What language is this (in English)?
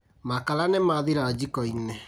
Kikuyu